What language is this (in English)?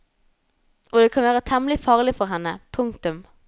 Norwegian